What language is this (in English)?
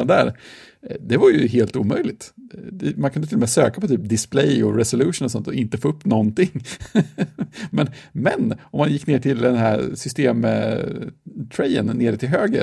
Swedish